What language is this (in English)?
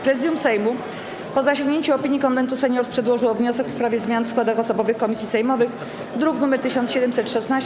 Polish